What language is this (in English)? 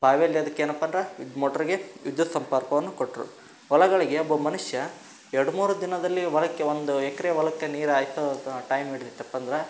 Kannada